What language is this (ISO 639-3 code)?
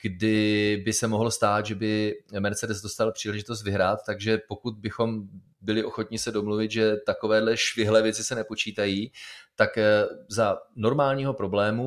ces